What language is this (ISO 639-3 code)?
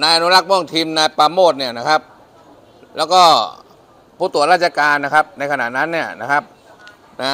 tha